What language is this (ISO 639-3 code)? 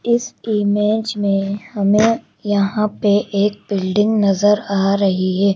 hin